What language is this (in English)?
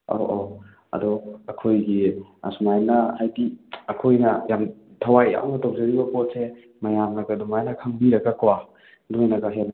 Manipuri